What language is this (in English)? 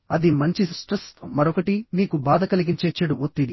Telugu